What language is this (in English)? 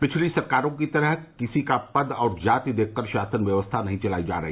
Hindi